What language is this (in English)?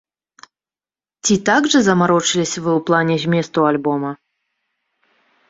Belarusian